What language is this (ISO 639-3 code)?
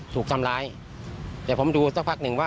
tha